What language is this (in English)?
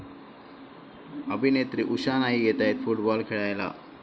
Marathi